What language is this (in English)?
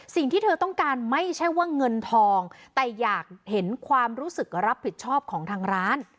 Thai